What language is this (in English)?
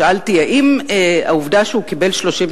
Hebrew